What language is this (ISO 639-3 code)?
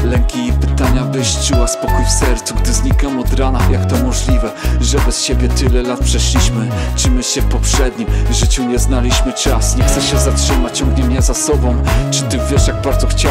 pol